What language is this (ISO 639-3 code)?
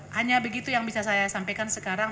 ind